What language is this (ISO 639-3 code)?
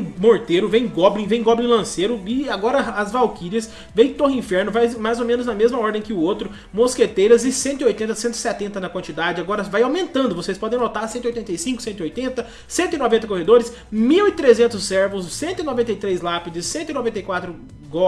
por